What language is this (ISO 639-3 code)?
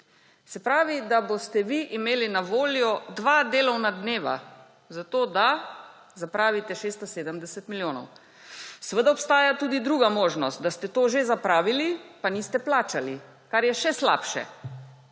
slv